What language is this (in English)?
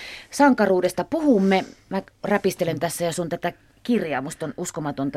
Finnish